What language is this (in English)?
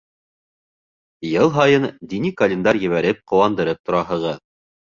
Bashkir